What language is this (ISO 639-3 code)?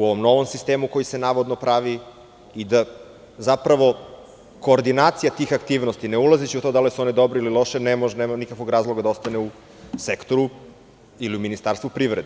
srp